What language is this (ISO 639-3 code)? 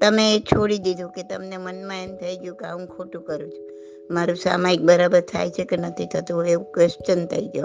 guj